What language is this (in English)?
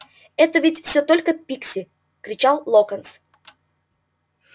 Russian